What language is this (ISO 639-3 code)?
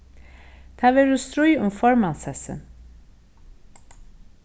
fao